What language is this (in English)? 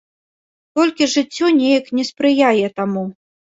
Belarusian